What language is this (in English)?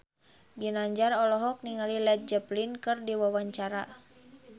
Sundanese